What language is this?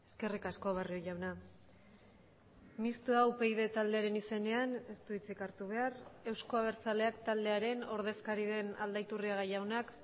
Basque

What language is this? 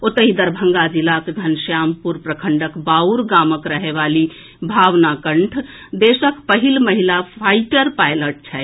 Maithili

